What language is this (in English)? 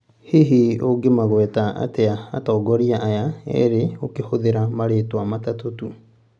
Kikuyu